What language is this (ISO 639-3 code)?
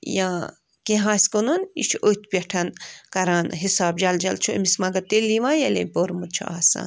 kas